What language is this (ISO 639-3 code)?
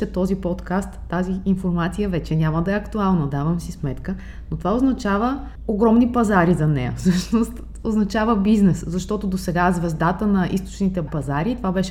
bul